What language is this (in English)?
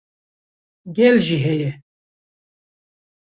Kurdish